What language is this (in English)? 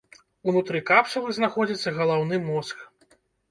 Belarusian